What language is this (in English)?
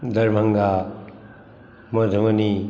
Maithili